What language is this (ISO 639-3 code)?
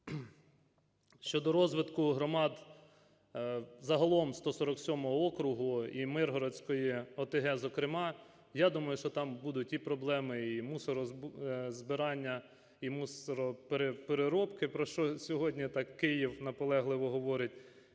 ukr